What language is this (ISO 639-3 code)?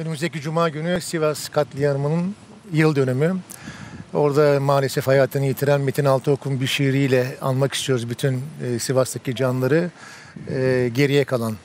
tur